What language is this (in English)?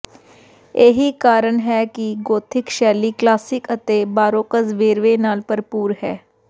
Punjabi